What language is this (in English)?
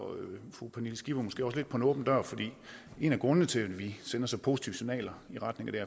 Danish